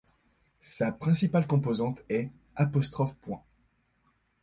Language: French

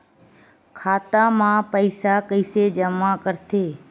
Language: Chhattisgarhi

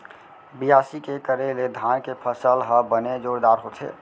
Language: Chhattisgarhi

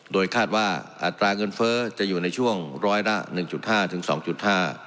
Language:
Thai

